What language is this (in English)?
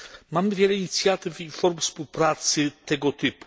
Polish